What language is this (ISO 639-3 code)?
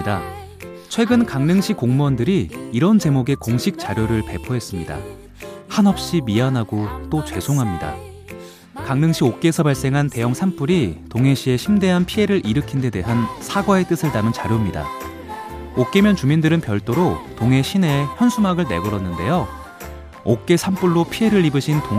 kor